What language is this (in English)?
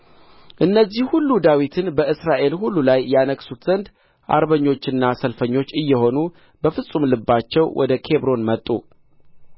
Amharic